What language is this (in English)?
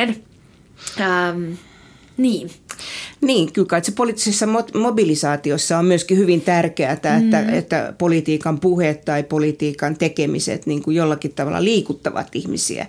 Finnish